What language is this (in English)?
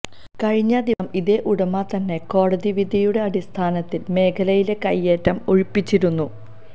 Malayalam